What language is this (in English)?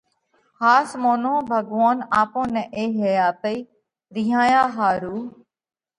Parkari Koli